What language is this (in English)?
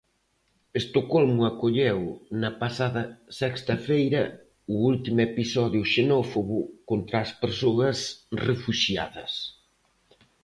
Galician